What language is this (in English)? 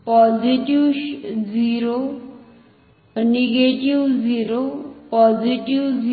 Marathi